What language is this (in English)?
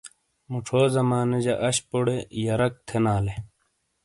Shina